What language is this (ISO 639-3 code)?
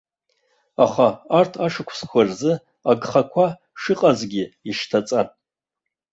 abk